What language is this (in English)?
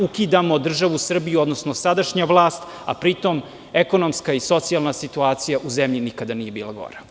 Serbian